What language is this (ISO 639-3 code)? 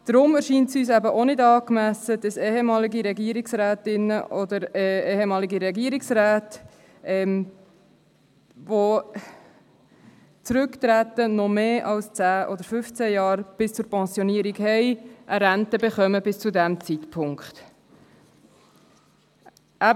gsw